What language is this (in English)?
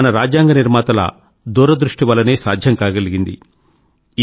Telugu